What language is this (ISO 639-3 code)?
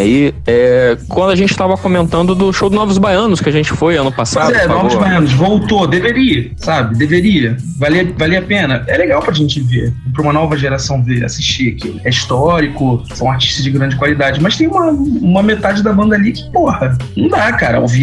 por